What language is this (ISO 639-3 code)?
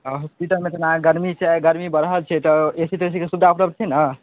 mai